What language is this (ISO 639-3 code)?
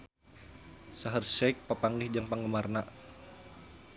sun